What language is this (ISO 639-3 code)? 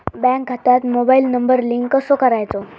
mar